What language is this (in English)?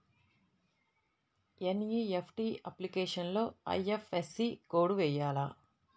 Telugu